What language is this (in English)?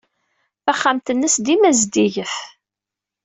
Kabyle